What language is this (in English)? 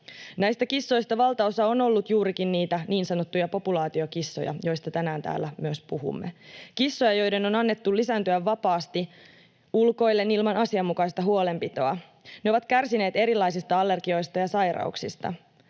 Finnish